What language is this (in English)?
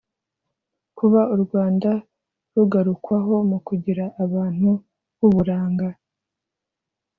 Kinyarwanda